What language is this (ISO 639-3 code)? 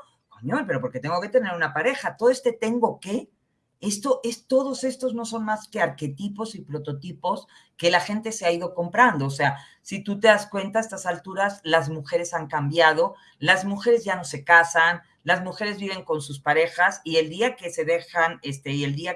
spa